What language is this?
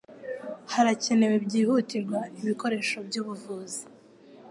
Kinyarwanda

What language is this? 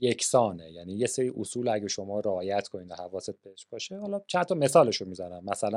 Persian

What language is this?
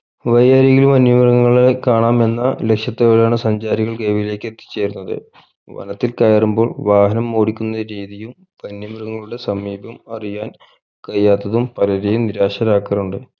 Malayalam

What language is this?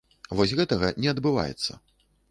Belarusian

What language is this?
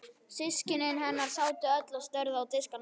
Icelandic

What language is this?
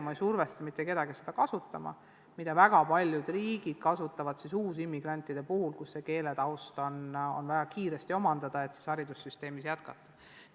Estonian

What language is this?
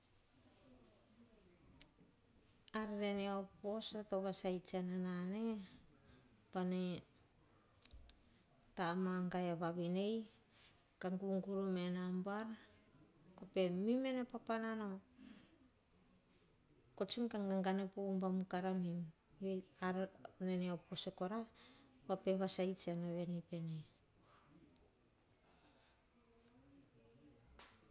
Hahon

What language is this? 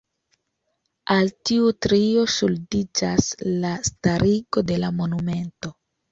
Esperanto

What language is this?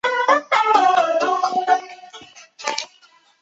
Chinese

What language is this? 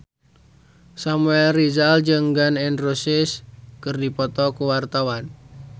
Sundanese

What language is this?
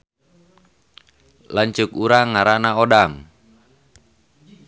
Sundanese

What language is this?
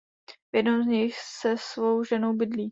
Czech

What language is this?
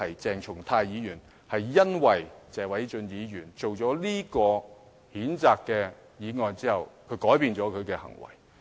Cantonese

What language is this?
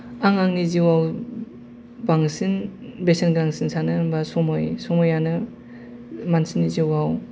Bodo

